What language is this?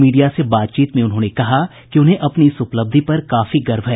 Hindi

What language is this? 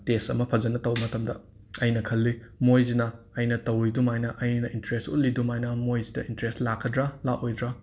Manipuri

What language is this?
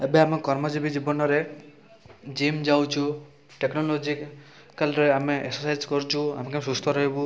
Odia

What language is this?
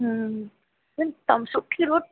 Sindhi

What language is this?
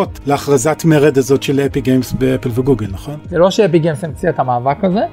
Hebrew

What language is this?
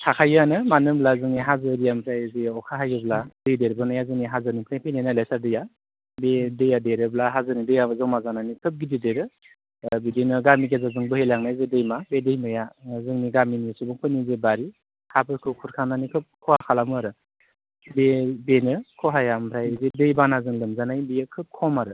Bodo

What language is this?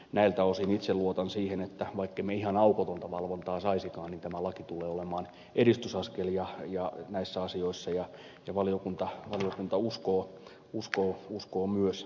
Finnish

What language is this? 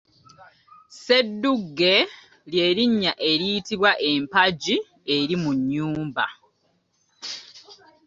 Ganda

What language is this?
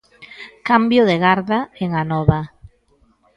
Galician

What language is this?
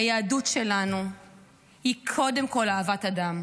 Hebrew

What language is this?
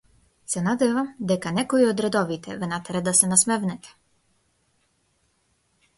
Macedonian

